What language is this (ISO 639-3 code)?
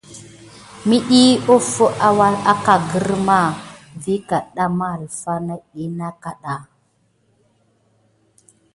gid